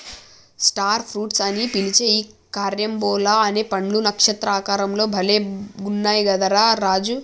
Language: Telugu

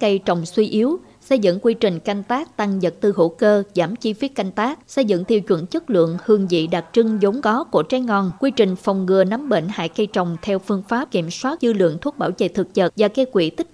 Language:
Vietnamese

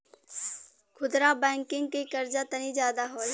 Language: Bhojpuri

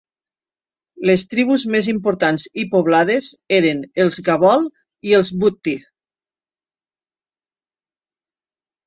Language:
Catalan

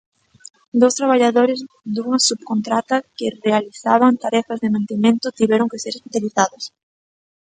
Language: Galician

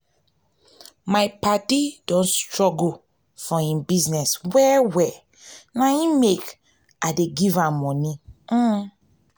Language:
Nigerian Pidgin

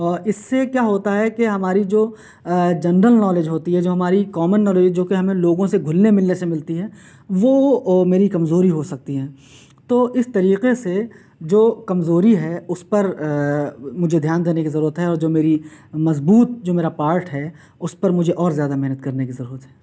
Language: Urdu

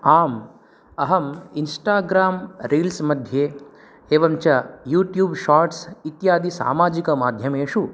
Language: Sanskrit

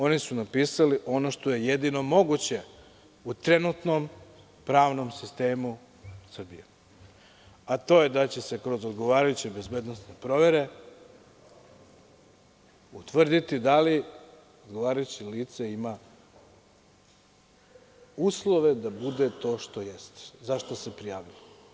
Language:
Serbian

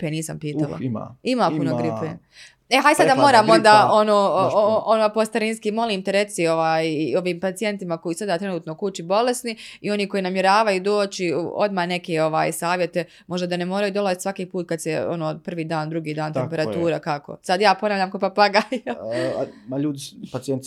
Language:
Croatian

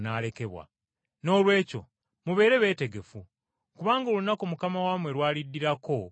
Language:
Ganda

